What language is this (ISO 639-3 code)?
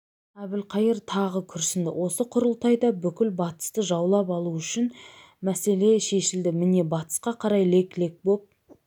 kaz